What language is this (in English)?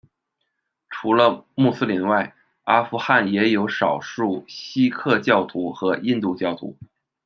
Chinese